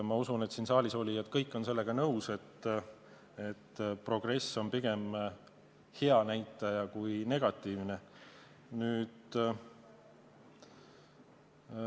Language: Estonian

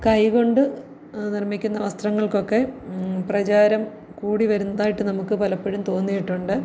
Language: Malayalam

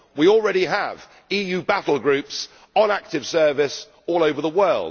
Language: English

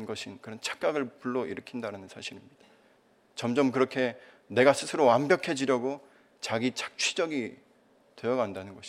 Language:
Korean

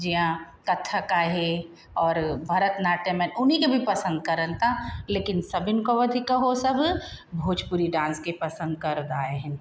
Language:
Sindhi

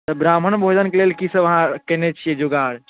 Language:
Maithili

